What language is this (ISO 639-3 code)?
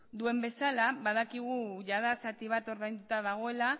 eus